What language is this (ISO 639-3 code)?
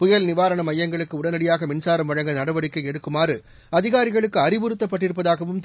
tam